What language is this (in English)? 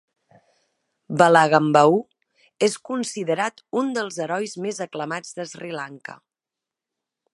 Catalan